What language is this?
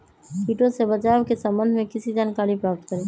Magahi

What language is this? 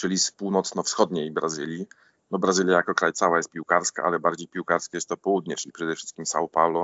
Polish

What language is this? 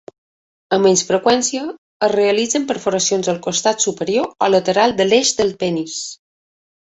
Catalan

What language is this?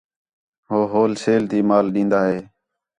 Khetrani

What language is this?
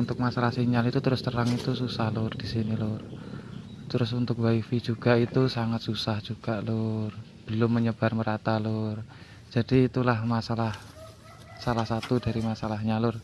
Indonesian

